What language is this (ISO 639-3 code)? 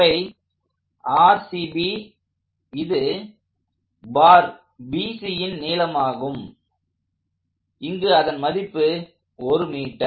tam